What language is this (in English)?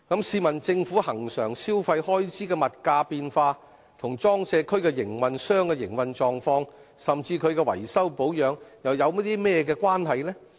Cantonese